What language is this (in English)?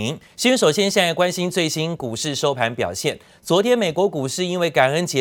Chinese